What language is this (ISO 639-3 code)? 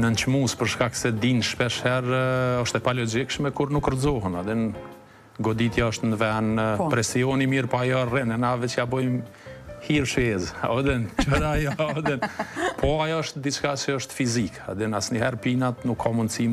ron